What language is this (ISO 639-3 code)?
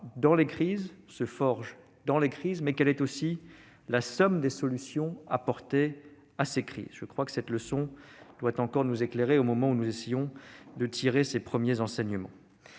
fra